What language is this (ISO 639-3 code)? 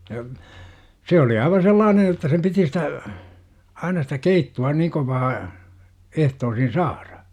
fin